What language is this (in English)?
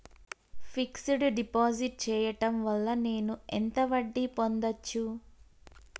Telugu